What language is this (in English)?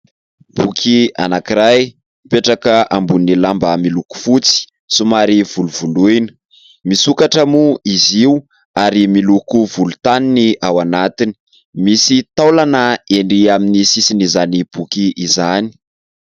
Malagasy